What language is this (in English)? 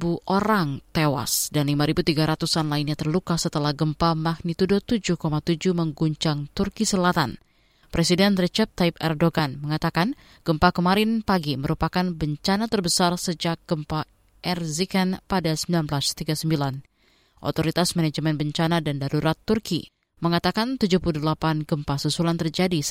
Indonesian